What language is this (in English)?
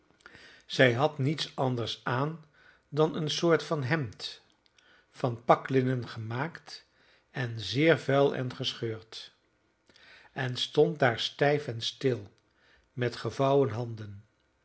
Dutch